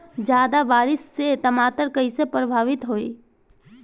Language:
Bhojpuri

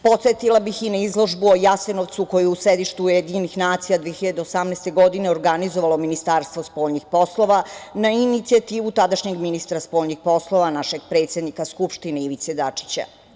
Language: Serbian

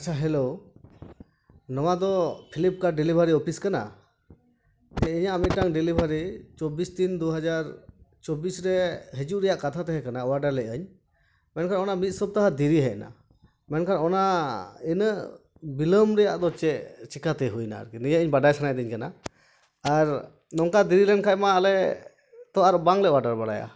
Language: Santali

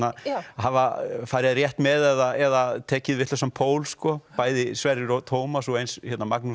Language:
Icelandic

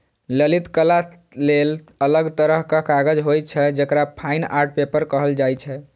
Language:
Maithili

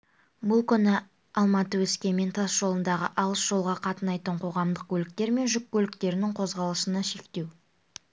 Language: Kazakh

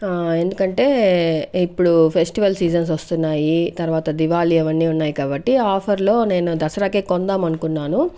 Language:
Telugu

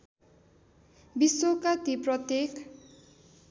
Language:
Nepali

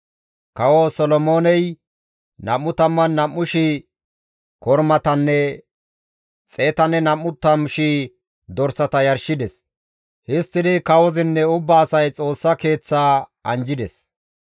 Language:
Gamo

